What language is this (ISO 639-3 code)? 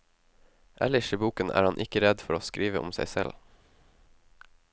nor